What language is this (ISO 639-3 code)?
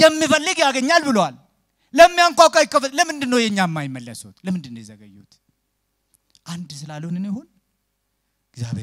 ara